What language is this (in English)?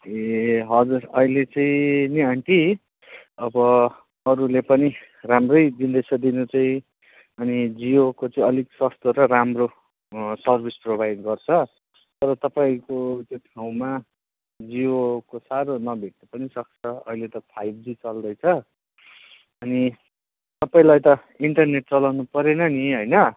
Nepali